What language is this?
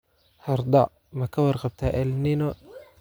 Somali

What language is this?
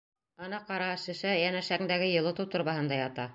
Bashkir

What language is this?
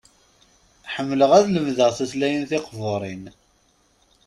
Kabyle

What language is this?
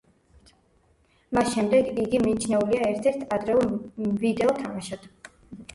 Georgian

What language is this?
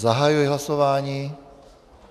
Czech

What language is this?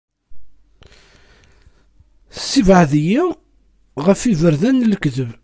Kabyle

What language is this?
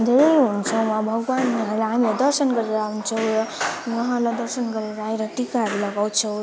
Nepali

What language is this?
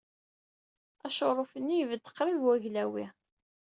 Kabyle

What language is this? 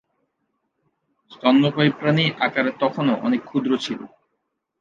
Bangla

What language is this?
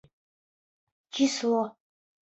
Bashkir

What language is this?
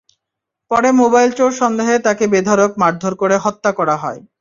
Bangla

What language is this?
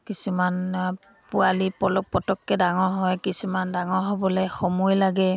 Assamese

